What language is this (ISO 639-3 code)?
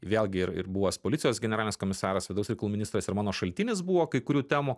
lit